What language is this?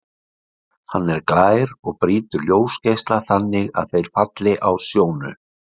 Icelandic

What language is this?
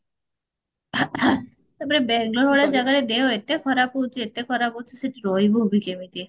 Odia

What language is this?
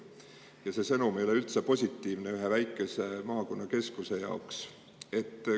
Estonian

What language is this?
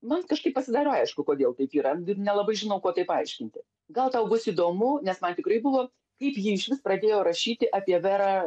Lithuanian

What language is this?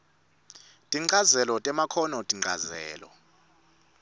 Swati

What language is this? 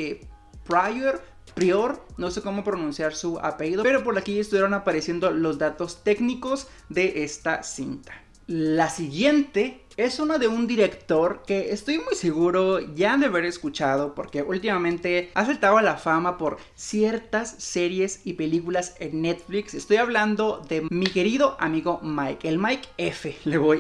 Spanish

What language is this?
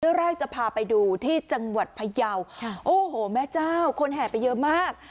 Thai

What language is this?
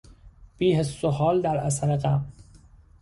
Persian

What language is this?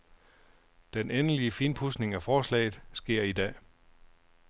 Danish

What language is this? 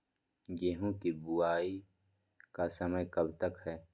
Magahi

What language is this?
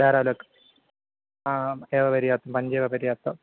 Sanskrit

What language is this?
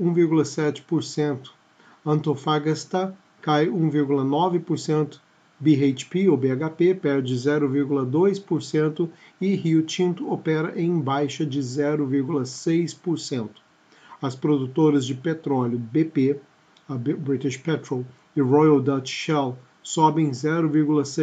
Portuguese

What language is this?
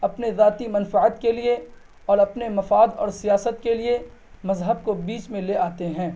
Urdu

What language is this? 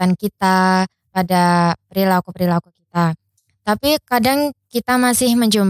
Indonesian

